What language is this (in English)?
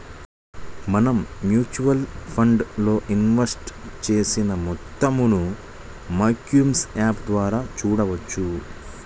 Telugu